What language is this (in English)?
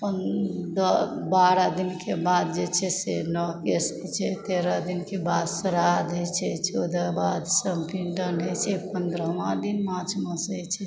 Maithili